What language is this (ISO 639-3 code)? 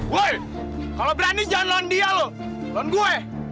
ind